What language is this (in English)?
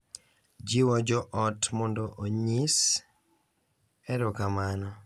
Luo (Kenya and Tanzania)